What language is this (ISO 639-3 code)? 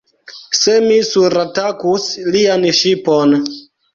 epo